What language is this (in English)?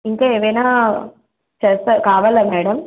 Telugu